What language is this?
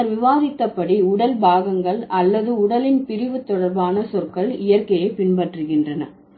Tamil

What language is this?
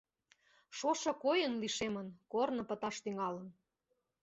Mari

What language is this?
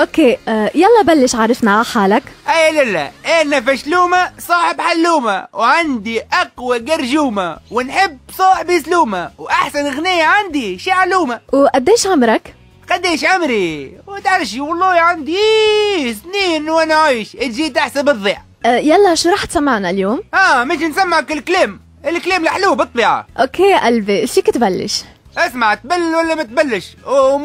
Arabic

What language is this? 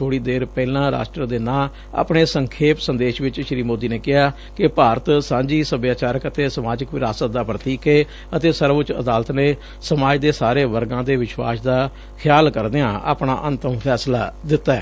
Punjabi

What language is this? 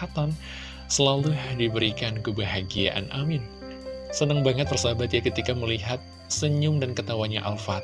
Indonesian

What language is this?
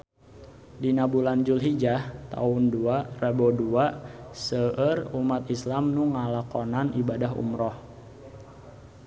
Sundanese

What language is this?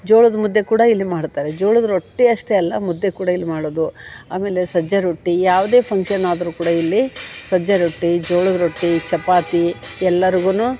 Kannada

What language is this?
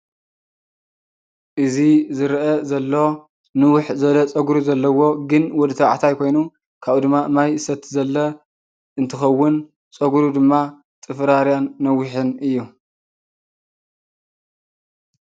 Tigrinya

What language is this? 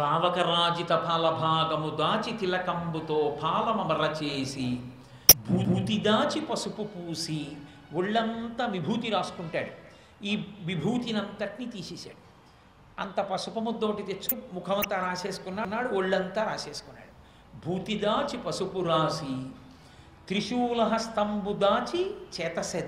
Telugu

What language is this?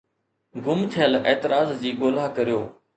Sindhi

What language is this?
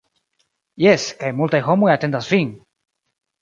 Esperanto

